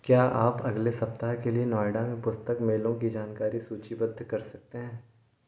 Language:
Hindi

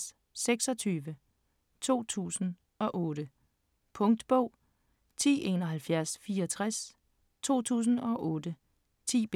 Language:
Danish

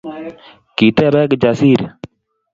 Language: Kalenjin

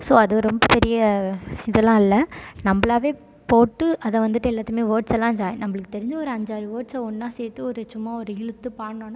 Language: Tamil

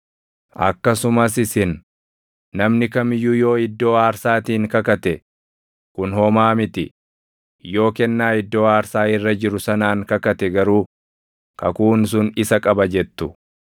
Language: Oromo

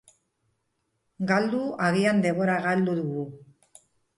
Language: Basque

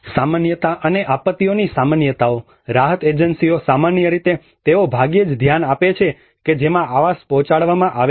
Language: Gujarati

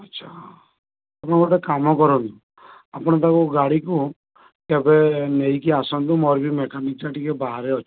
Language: Odia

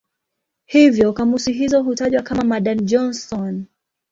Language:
Swahili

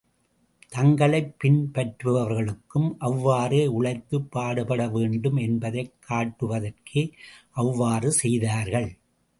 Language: Tamil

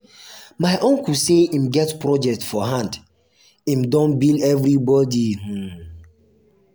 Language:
Nigerian Pidgin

